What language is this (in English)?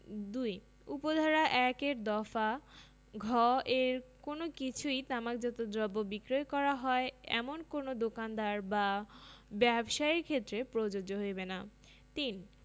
Bangla